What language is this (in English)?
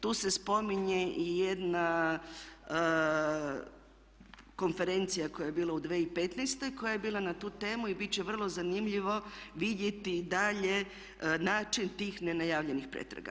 Croatian